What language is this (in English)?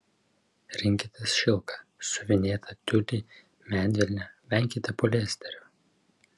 Lithuanian